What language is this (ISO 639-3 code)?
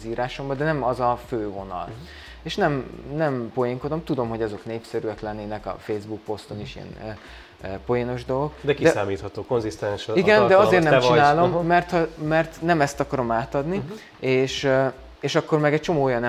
hun